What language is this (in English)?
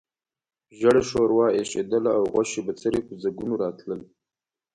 Pashto